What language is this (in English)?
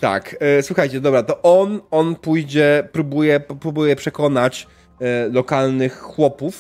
Polish